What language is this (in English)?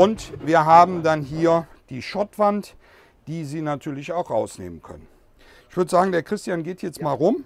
German